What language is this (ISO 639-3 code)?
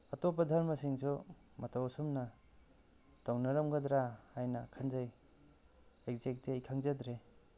mni